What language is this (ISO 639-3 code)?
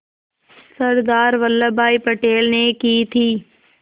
hin